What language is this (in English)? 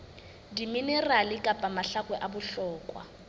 Southern Sotho